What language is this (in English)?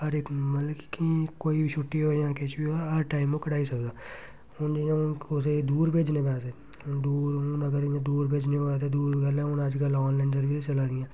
Dogri